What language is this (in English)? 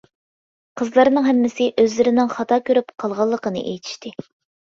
Uyghur